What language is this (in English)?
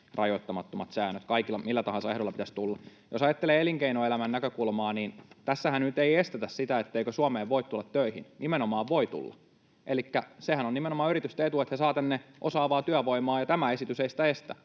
Finnish